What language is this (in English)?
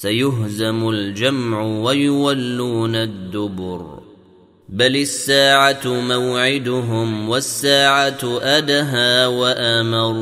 Arabic